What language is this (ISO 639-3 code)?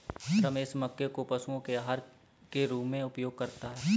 hin